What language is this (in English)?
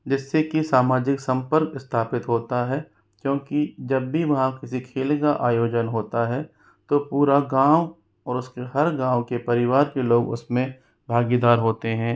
Hindi